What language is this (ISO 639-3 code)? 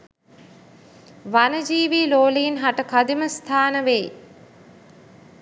sin